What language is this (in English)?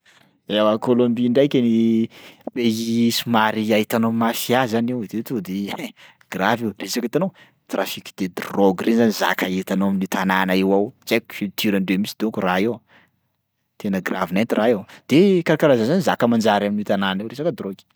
Sakalava Malagasy